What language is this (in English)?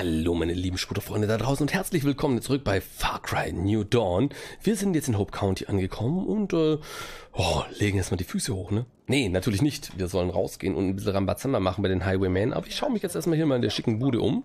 German